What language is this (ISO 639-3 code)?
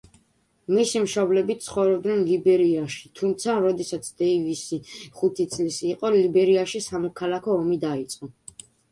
kat